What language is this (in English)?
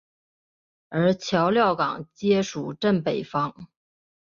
Chinese